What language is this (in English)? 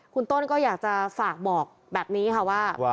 Thai